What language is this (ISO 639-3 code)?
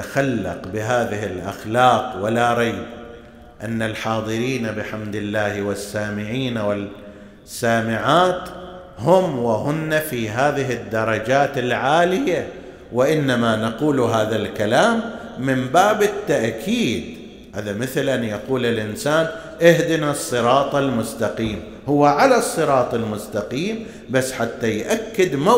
ara